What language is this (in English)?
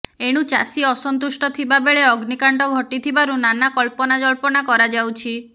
Odia